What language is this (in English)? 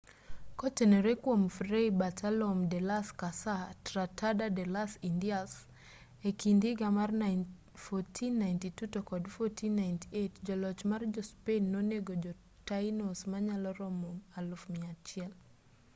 Luo (Kenya and Tanzania)